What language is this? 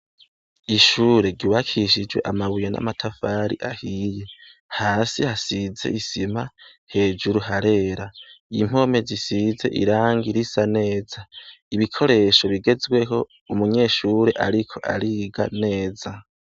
Rundi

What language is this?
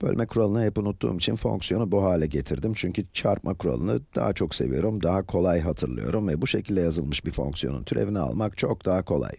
Turkish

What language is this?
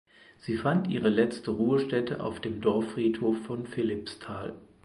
German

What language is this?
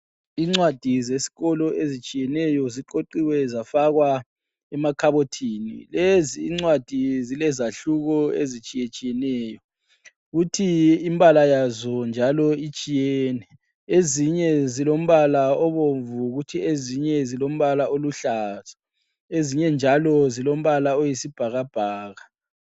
North Ndebele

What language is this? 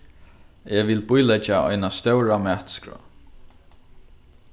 Faroese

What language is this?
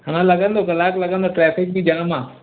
Sindhi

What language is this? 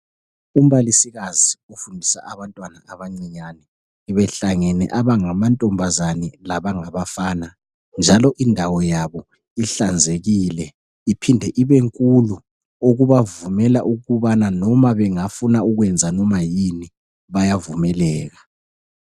North Ndebele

